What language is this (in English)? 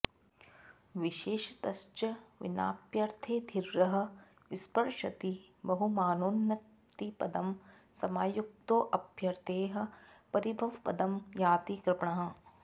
Sanskrit